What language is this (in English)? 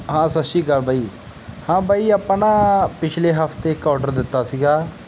Punjabi